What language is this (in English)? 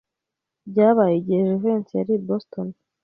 Kinyarwanda